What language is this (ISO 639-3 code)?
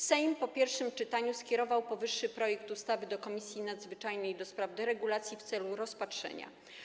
pol